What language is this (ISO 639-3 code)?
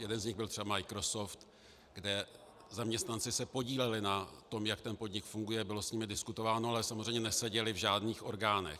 ces